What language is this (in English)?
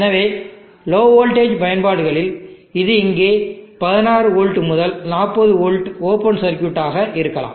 Tamil